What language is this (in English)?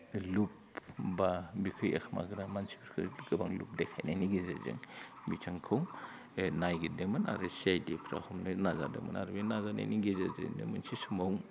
Bodo